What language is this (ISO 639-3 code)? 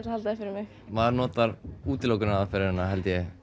isl